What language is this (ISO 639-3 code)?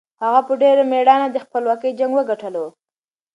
pus